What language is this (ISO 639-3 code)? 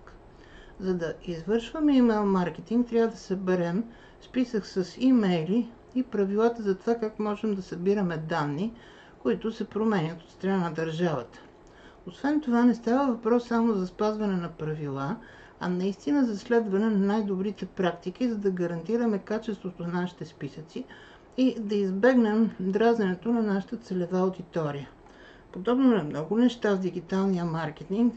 bul